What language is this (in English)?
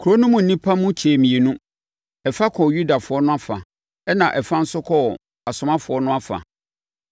Akan